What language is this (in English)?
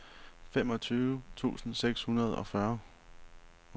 Danish